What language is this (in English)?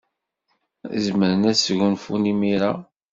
Kabyle